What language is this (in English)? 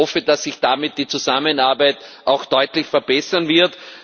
German